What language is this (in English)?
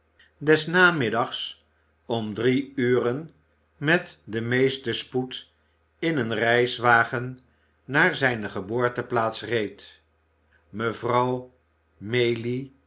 Dutch